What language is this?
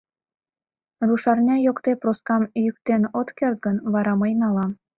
Mari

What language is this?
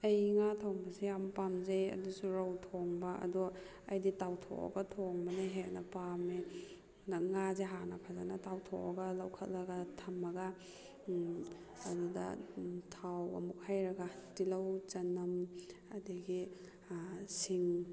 Manipuri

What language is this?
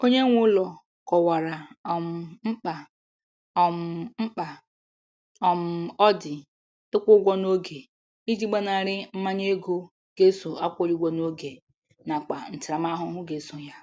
Igbo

